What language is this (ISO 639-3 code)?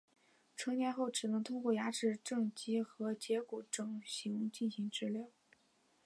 zho